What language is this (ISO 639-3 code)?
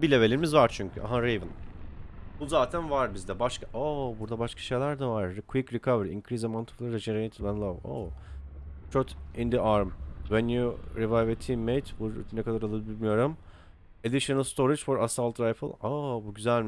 tur